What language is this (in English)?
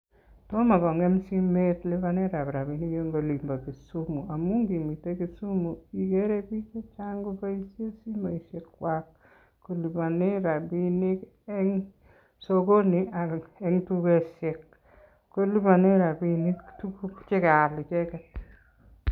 Kalenjin